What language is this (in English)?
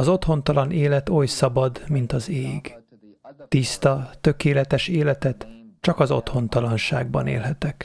Hungarian